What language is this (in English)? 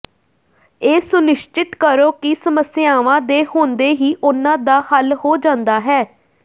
Punjabi